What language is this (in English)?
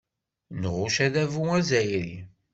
Kabyle